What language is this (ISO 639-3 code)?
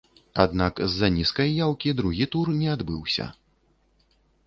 bel